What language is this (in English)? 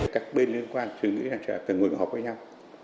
Vietnamese